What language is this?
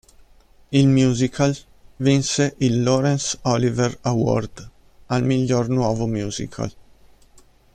Italian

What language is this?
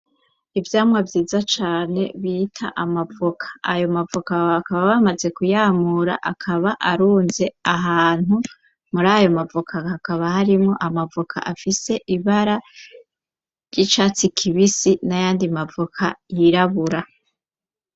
Rundi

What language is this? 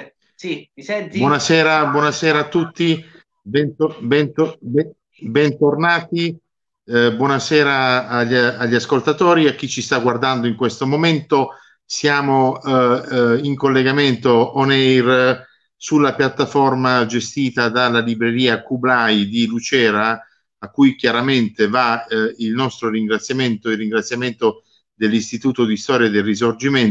Italian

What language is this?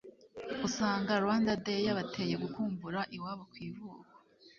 Kinyarwanda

